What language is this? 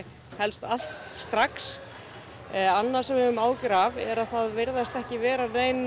Icelandic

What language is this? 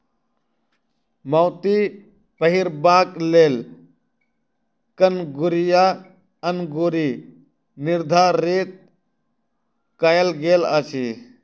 Maithili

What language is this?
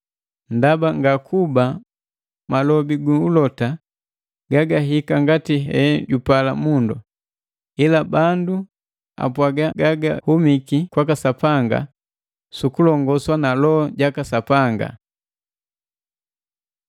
Matengo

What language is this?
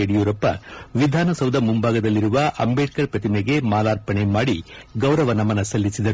Kannada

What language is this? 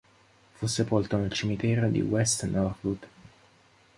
Italian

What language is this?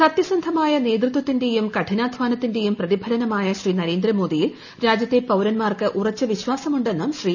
Malayalam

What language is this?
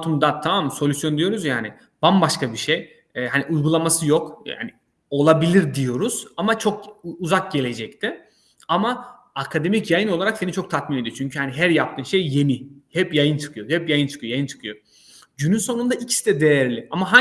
Turkish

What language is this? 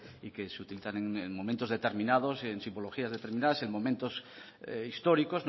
Spanish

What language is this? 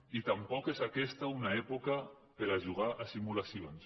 Catalan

